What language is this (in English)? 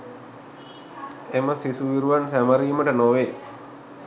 Sinhala